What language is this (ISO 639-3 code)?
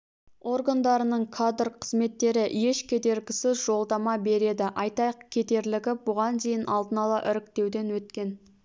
kaz